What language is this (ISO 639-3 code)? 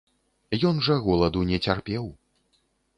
bel